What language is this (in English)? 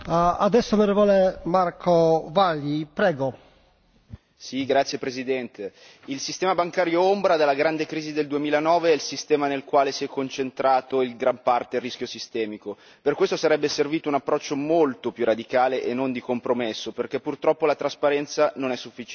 Italian